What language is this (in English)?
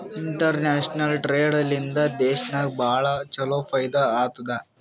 Kannada